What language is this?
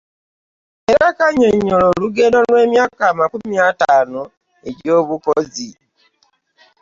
Ganda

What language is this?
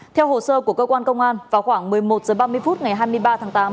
Vietnamese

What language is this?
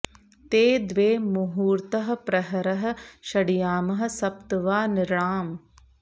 Sanskrit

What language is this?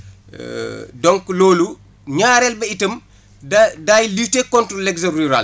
Wolof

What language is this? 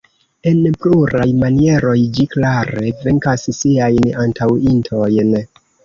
Esperanto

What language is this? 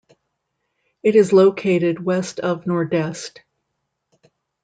English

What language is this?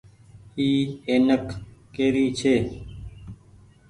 Goaria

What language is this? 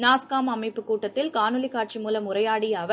Tamil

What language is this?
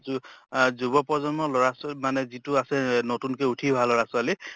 Assamese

